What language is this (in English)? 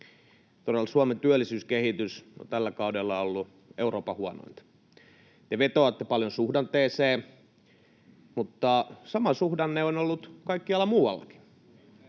Finnish